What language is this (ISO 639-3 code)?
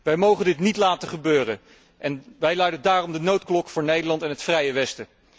nld